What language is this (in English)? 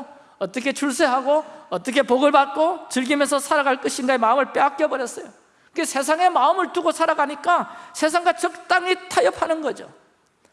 Korean